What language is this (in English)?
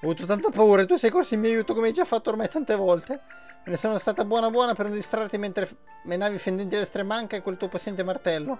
Italian